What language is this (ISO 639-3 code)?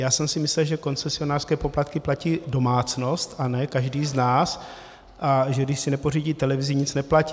ces